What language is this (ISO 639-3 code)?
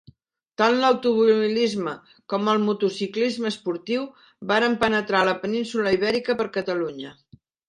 cat